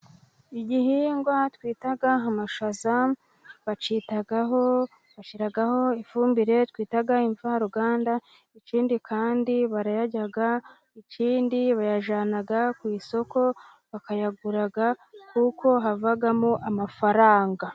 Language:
Kinyarwanda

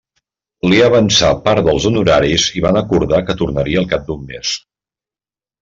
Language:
Catalan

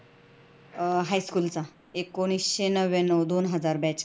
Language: Marathi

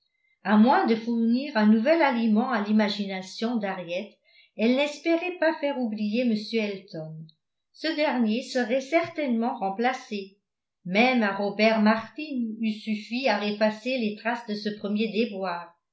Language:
French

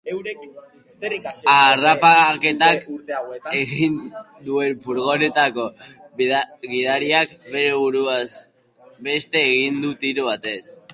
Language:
Basque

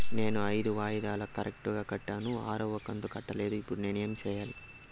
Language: Telugu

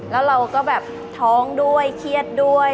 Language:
Thai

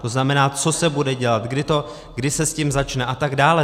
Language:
Czech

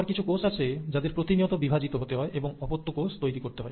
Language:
Bangla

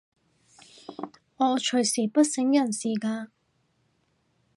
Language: Cantonese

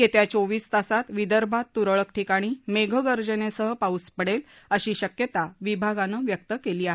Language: Marathi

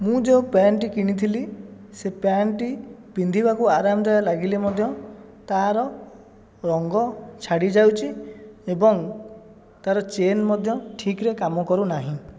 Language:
Odia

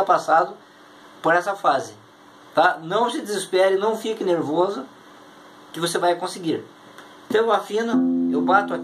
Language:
Portuguese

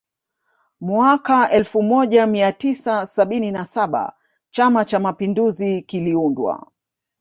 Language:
Swahili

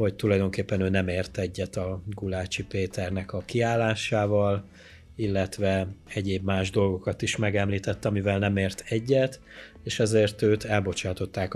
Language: Hungarian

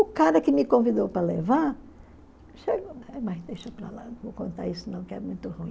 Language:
Portuguese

